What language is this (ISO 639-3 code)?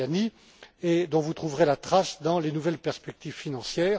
fra